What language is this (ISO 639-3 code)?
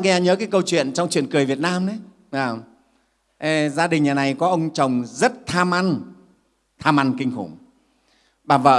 vie